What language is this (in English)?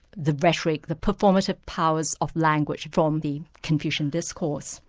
English